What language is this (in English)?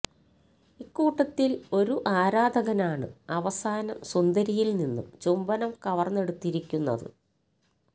Malayalam